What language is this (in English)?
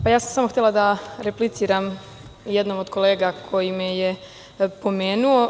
Serbian